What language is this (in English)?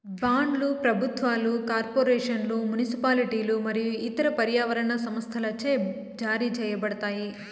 Telugu